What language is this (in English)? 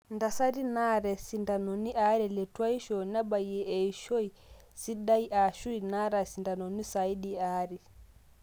Masai